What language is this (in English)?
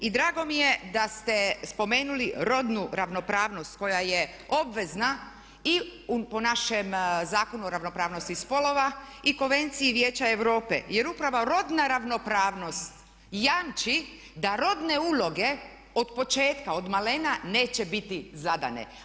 Croatian